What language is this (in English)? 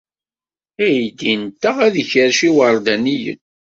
Kabyle